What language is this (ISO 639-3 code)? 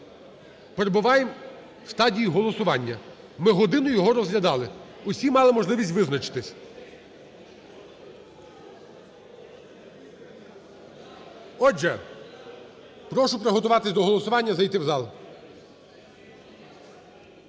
ukr